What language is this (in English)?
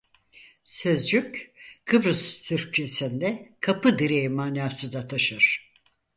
Turkish